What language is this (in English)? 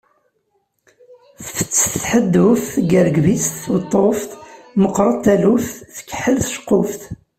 Kabyle